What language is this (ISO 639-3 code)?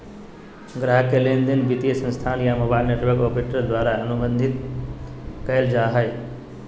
mag